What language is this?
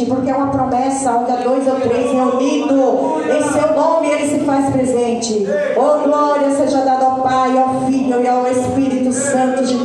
Portuguese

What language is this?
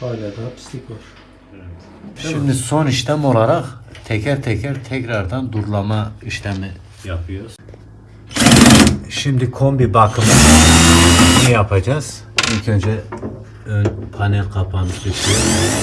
Turkish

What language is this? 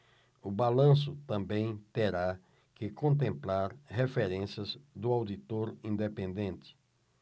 Portuguese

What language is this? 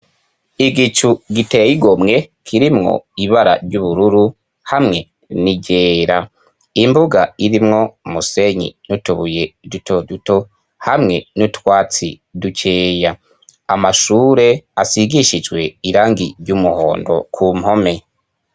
Rundi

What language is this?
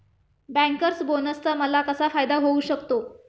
Marathi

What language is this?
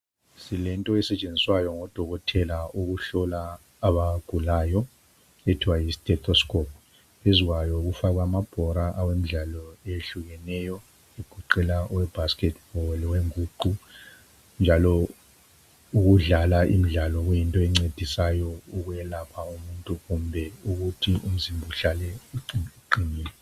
North Ndebele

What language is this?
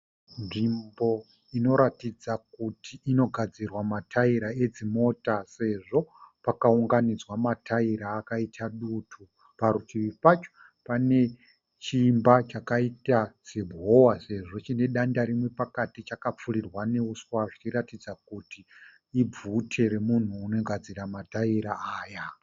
Shona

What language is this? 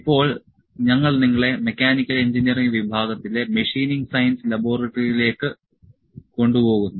Malayalam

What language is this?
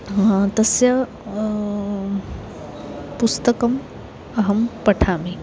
Sanskrit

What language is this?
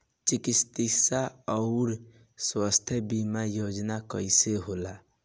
Bhojpuri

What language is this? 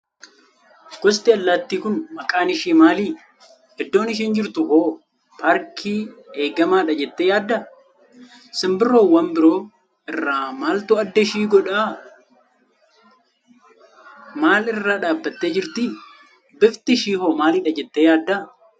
Oromo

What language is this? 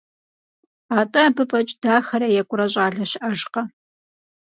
Kabardian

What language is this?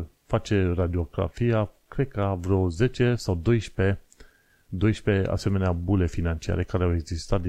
Romanian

